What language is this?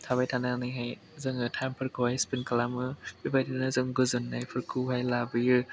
Bodo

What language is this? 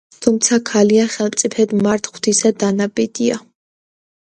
Georgian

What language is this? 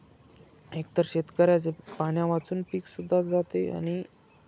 Marathi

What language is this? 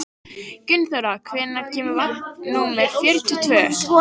Icelandic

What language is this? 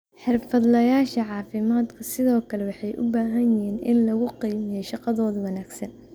Somali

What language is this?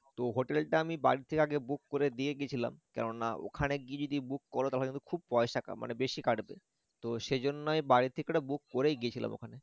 Bangla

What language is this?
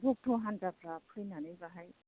Bodo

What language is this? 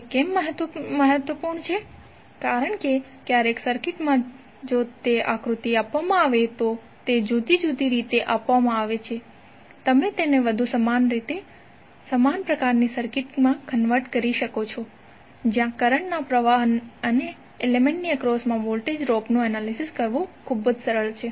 Gujarati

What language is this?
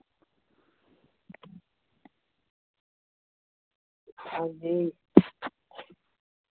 Dogri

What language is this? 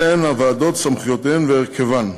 Hebrew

